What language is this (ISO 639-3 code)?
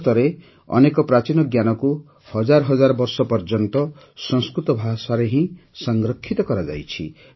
ori